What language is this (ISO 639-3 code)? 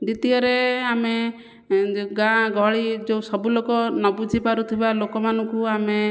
ori